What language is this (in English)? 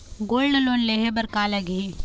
Chhattisgarhi